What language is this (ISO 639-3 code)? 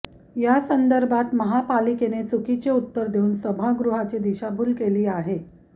mar